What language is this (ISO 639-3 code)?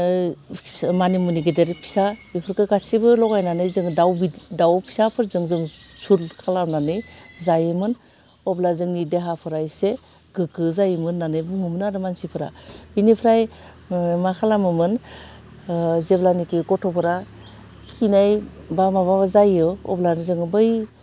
brx